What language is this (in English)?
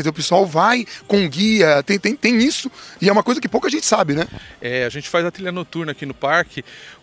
Portuguese